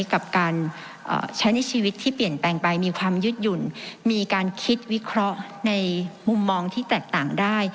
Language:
Thai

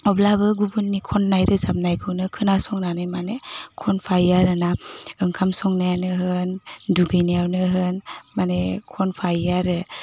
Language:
Bodo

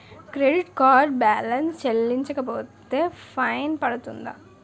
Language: Telugu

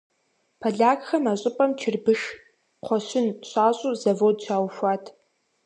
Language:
Kabardian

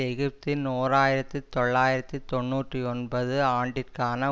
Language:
Tamil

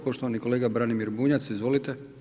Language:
Croatian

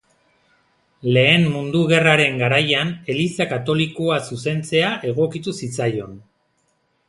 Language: Basque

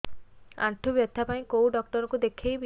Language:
Odia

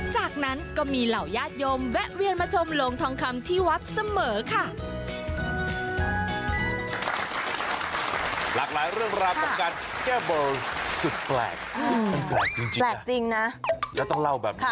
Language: Thai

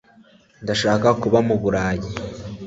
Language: Kinyarwanda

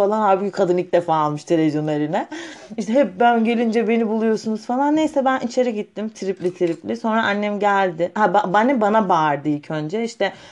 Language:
Turkish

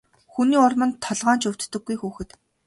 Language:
Mongolian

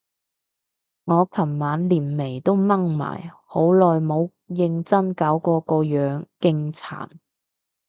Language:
Cantonese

